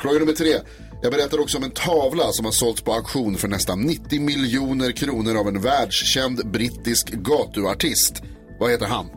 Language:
Swedish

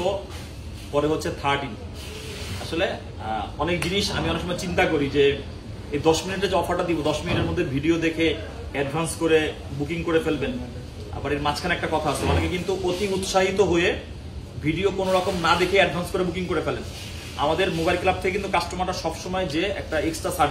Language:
Bangla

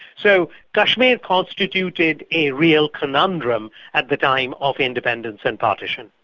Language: English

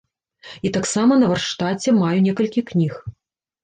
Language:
Belarusian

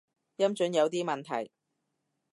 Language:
Cantonese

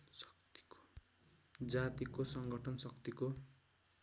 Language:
Nepali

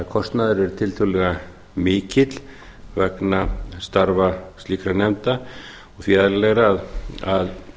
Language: Icelandic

